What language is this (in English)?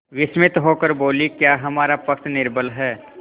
Hindi